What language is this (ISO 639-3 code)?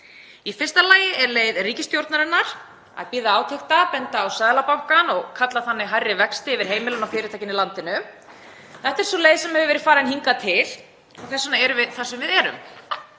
isl